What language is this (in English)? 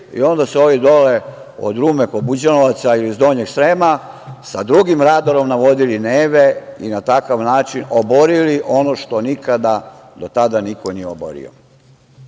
Serbian